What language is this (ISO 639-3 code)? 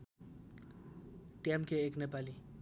nep